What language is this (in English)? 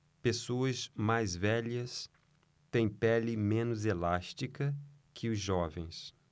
Portuguese